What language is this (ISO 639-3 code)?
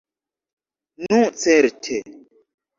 epo